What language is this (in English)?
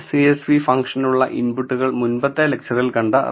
Malayalam